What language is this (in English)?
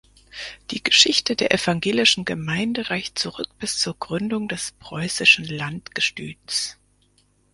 German